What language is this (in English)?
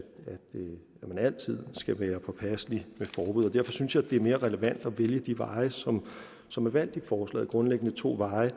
Danish